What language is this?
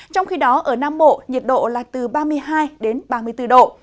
Vietnamese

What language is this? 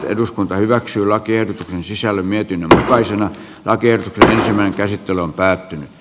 Finnish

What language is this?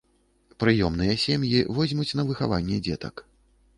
Belarusian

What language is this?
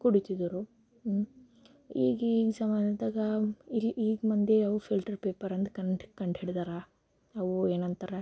Kannada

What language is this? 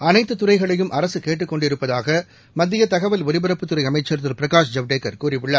Tamil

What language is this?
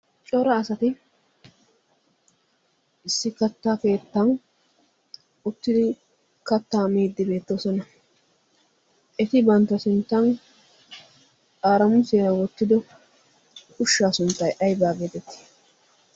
Wolaytta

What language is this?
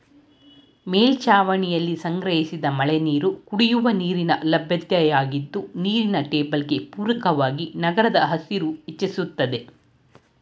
Kannada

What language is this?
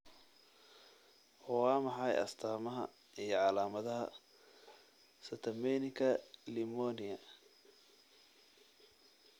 Somali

